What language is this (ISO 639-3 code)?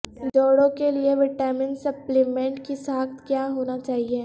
urd